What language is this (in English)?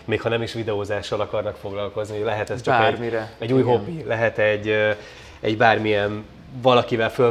Hungarian